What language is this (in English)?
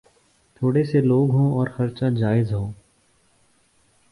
Urdu